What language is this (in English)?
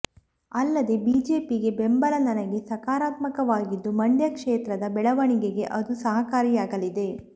Kannada